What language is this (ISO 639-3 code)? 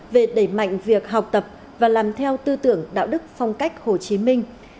vie